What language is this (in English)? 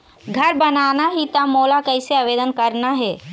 Chhattisgarhi